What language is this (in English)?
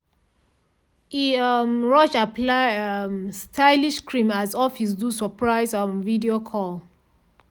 Nigerian Pidgin